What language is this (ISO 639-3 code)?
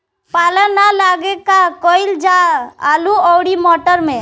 bho